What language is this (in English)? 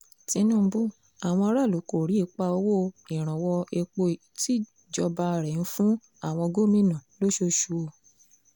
Yoruba